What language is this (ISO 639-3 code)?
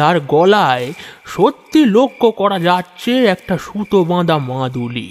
ben